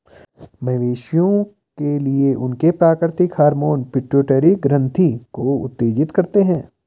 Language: Hindi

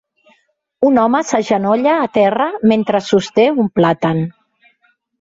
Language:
Catalan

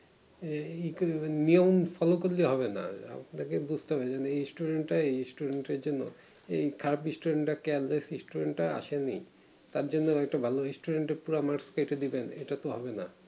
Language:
Bangla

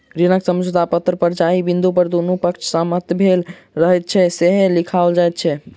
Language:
Maithili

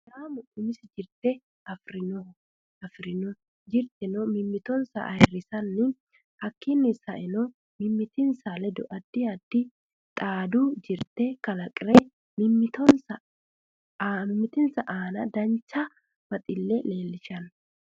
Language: Sidamo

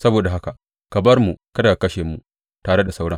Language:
Hausa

